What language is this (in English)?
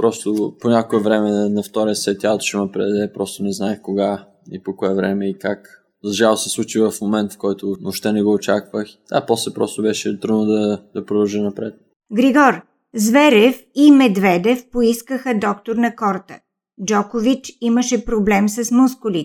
Bulgarian